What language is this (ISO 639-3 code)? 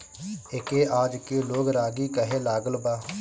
bho